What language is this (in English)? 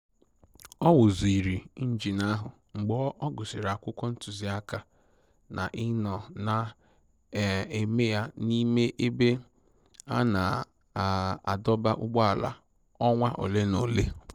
Igbo